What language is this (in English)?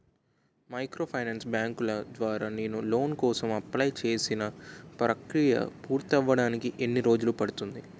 Telugu